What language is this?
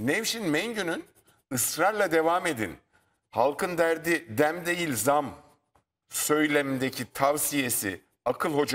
Turkish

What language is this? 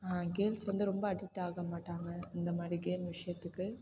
Tamil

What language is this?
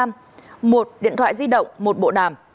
Vietnamese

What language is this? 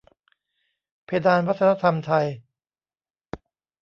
Thai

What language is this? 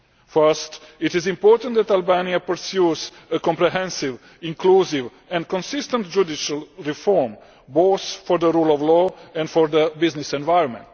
English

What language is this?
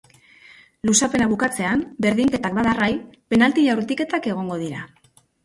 Basque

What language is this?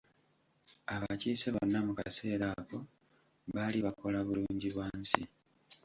Ganda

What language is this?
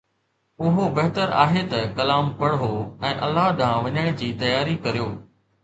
Sindhi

